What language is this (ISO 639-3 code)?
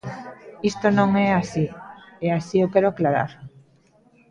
glg